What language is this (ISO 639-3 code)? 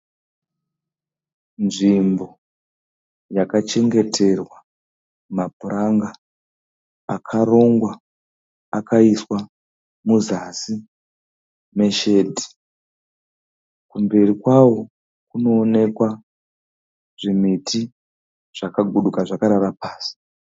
sna